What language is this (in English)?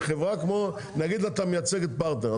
Hebrew